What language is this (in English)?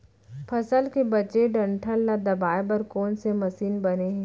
Chhattisgarhi